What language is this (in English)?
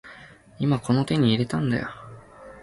Japanese